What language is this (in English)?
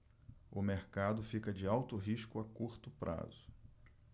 Portuguese